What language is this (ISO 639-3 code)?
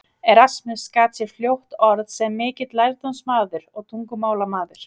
isl